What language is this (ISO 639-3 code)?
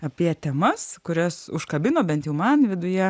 lit